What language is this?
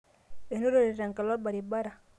Masai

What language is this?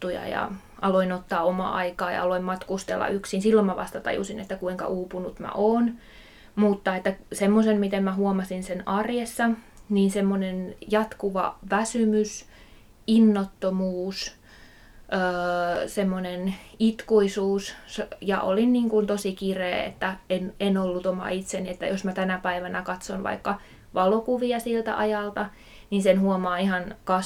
Finnish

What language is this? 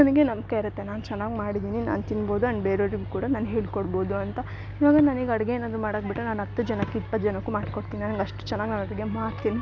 Kannada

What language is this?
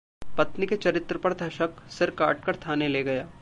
Hindi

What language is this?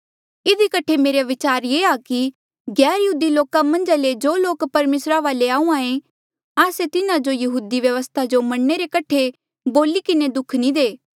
Mandeali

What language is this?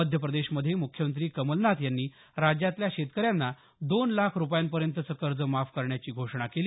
Marathi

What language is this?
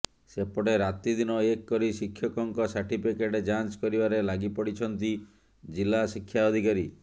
Odia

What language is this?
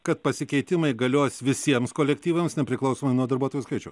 Lithuanian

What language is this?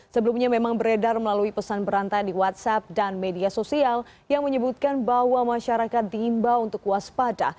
Indonesian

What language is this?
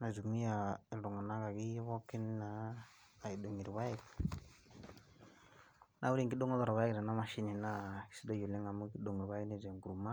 Masai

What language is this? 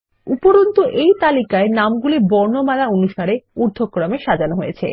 Bangla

